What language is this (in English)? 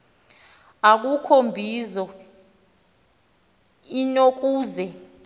Xhosa